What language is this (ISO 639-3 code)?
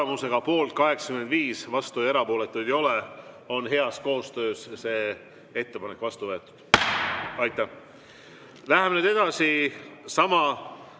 est